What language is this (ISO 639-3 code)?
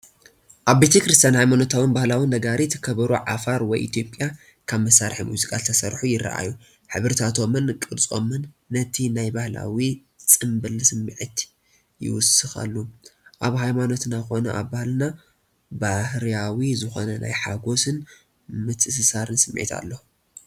tir